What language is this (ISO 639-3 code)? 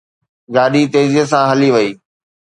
snd